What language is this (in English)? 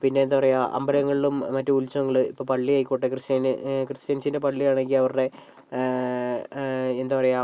Malayalam